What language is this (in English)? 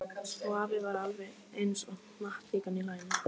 Icelandic